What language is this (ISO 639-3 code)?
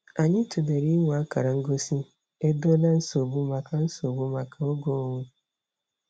ibo